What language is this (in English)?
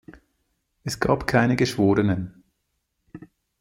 German